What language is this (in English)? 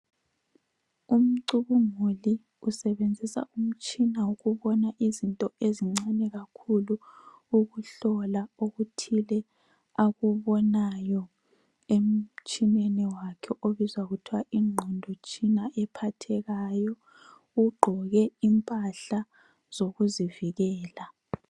North Ndebele